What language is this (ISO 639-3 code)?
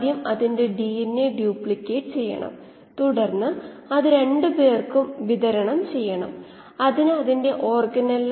mal